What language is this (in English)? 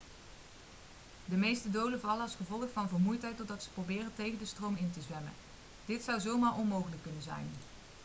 Dutch